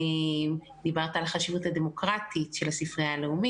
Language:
Hebrew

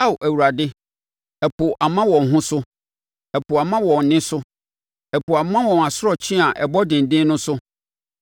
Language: Akan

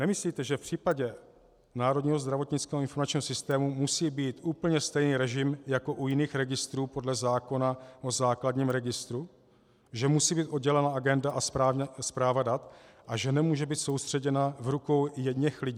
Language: Czech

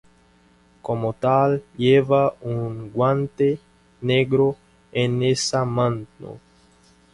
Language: Spanish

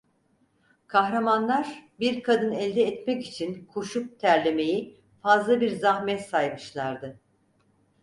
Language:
Turkish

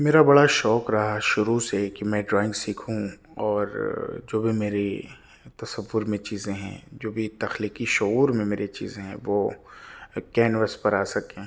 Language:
Urdu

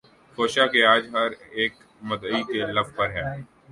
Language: Urdu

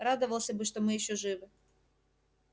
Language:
Russian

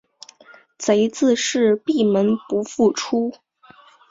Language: Chinese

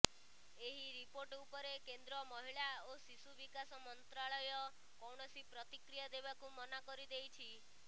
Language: Odia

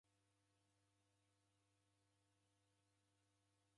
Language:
Taita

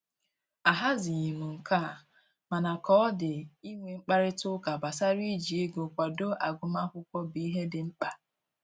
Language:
Igbo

